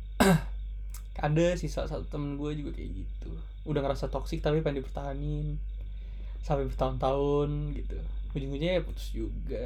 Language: Indonesian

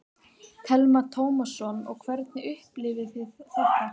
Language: Icelandic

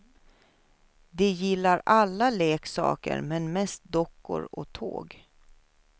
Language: Swedish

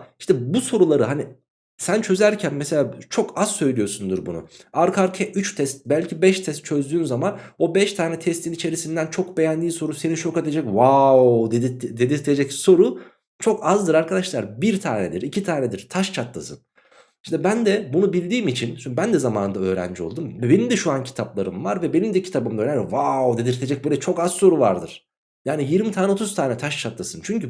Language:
Turkish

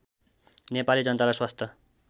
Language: Nepali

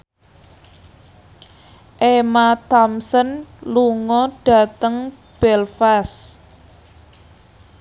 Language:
Javanese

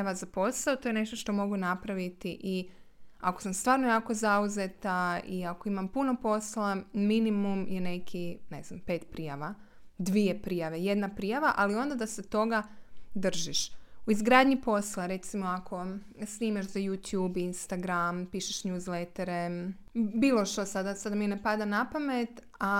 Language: Croatian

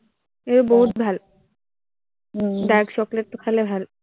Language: Assamese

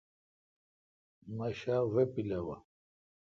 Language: Kalkoti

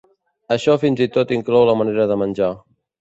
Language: Catalan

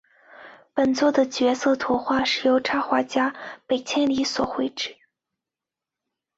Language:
Chinese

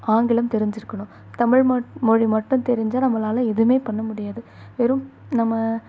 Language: Tamil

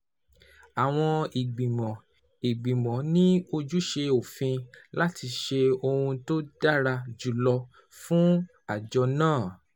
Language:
Yoruba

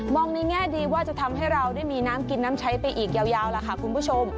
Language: Thai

